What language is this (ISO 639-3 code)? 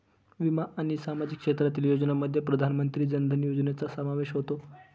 mar